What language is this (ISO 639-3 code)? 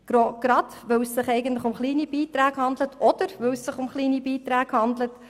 gsw